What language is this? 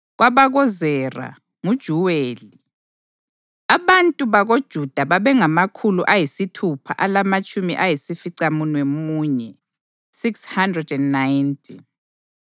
North Ndebele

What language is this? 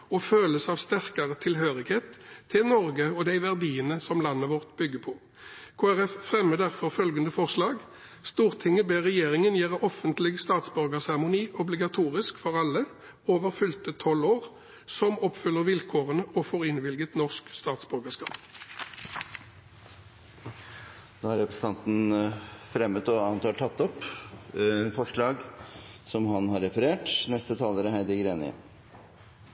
Norwegian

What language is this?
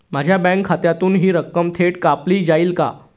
Marathi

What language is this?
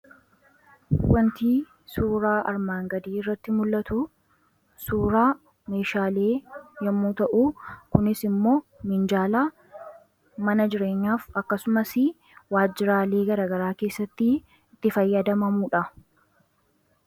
Oromo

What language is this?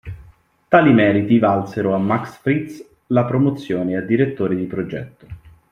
Italian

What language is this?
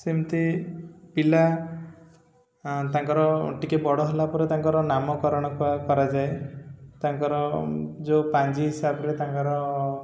Odia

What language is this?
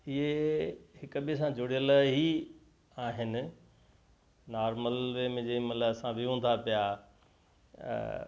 Sindhi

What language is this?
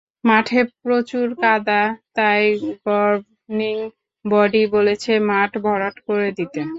Bangla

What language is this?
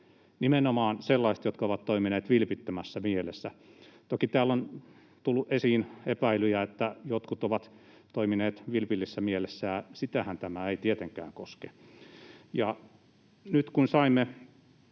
Finnish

